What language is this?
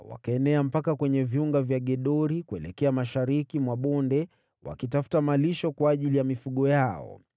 Swahili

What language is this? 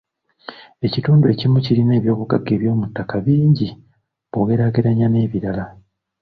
Ganda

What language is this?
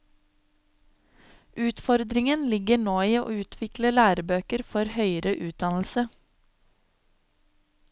Norwegian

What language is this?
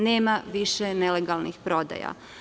Serbian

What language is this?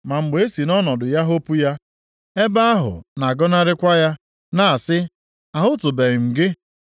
Igbo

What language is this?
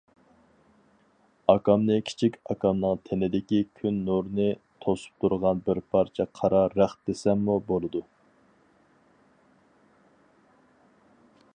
Uyghur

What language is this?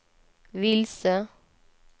Swedish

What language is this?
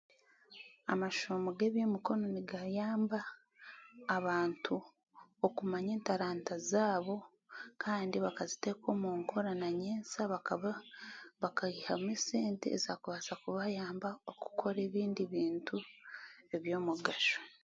Chiga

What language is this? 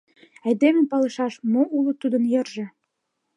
Mari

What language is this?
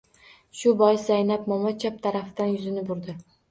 Uzbek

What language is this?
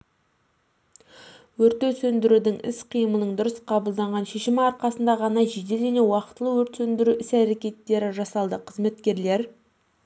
Kazakh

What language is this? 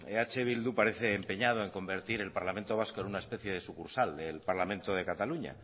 Spanish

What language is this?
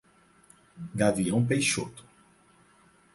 Portuguese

